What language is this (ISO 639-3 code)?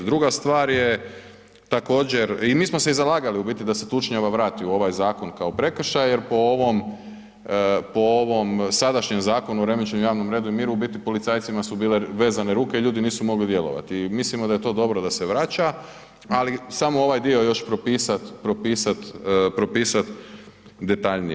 hrv